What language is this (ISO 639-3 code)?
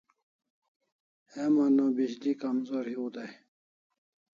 kls